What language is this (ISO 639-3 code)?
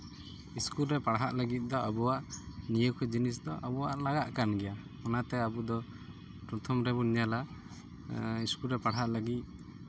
sat